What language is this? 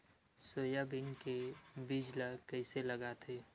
Chhattisgarhi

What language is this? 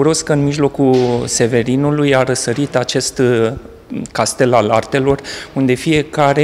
Romanian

